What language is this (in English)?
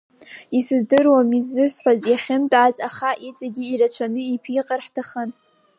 Abkhazian